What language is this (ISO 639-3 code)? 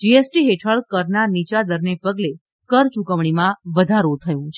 guj